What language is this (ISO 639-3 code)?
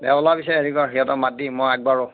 asm